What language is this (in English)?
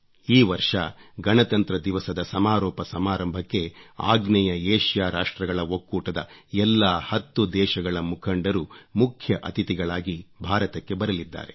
Kannada